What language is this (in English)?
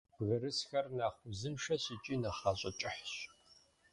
Kabardian